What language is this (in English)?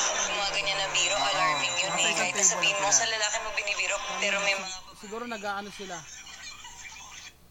Filipino